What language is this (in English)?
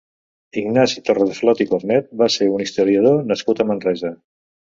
Catalan